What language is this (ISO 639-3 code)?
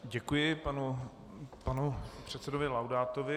ces